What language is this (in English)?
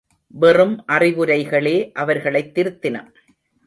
Tamil